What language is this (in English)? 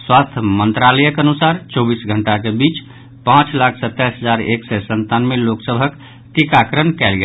Maithili